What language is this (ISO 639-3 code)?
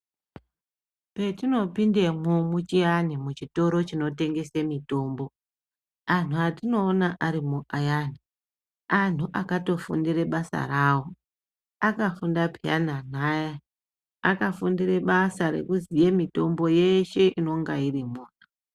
ndc